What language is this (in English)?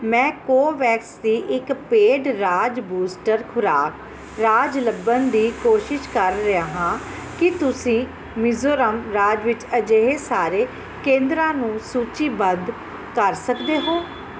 Punjabi